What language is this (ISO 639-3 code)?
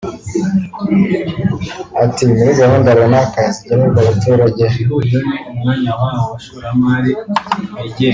kin